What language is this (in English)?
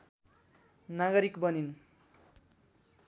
Nepali